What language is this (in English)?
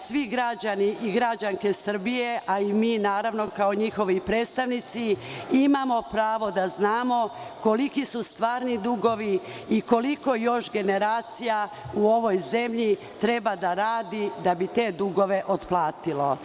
Serbian